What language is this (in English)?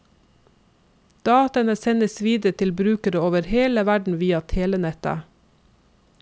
Norwegian